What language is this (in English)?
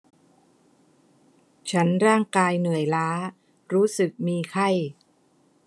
Thai